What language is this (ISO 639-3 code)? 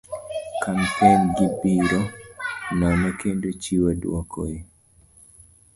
luo